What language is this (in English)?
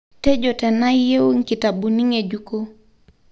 Masai